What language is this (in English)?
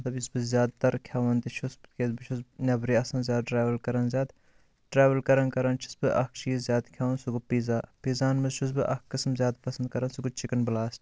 Kashmiri